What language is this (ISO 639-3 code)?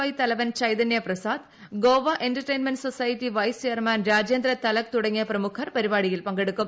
mal